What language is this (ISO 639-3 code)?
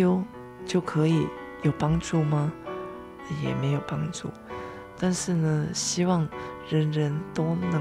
zho